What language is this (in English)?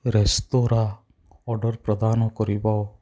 Odia